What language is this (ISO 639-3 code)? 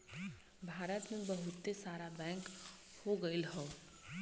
bho